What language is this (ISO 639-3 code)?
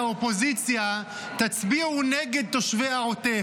heb